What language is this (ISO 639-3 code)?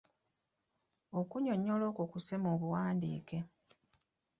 lug